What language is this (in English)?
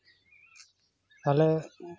Santali